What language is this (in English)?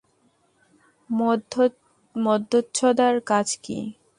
Bangla